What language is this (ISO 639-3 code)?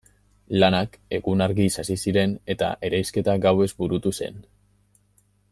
eus